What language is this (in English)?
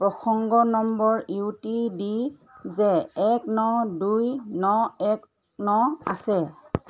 Assamese